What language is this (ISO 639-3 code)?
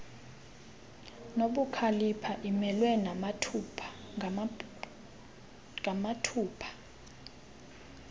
xho